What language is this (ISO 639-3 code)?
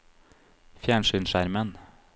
nor